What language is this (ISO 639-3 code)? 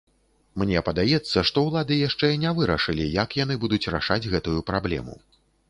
bel